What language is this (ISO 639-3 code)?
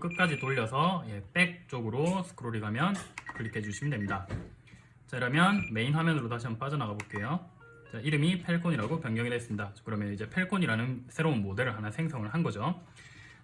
kor